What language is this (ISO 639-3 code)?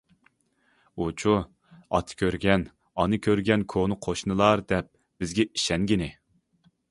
uig